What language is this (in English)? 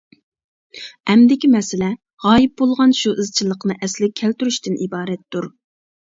Uyghur